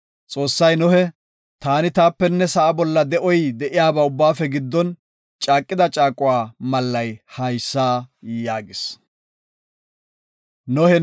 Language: Gofa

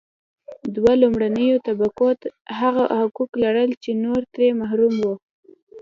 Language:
Pashto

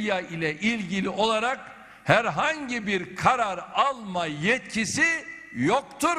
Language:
Turkish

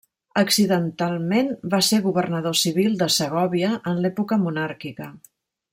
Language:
Catalan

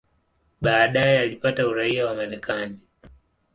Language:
Swahili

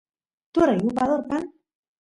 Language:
Santiago del Estero Quichua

